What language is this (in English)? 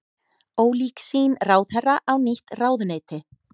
Icelandic